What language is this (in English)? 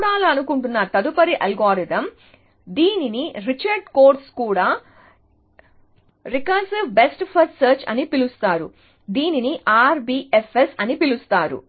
Telugu